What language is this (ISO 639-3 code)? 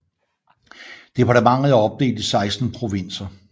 dan